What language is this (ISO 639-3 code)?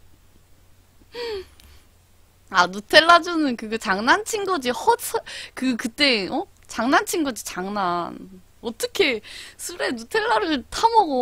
kor